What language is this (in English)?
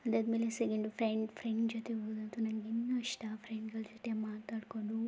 Kannada